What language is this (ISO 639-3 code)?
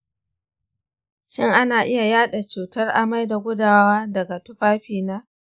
hau